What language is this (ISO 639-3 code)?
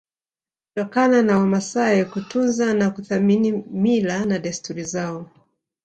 swa